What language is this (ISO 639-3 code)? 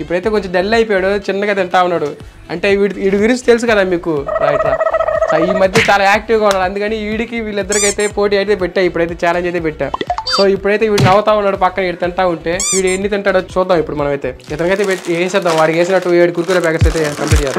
tel